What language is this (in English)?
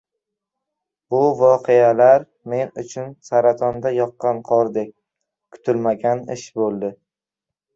Uzbek